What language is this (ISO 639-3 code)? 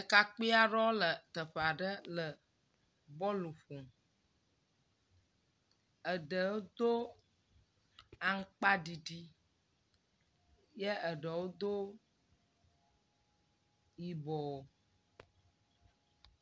ewe